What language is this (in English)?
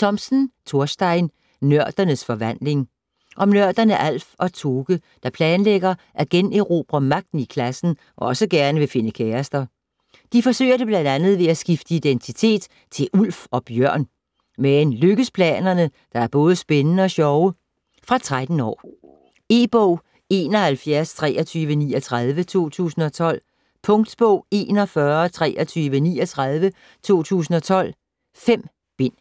Danish